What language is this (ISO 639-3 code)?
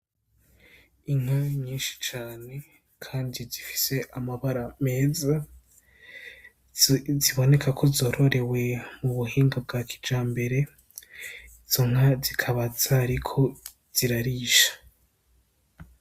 run